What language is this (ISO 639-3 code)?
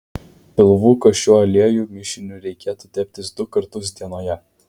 lit